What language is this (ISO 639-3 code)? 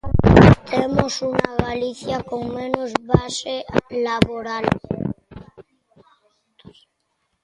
glg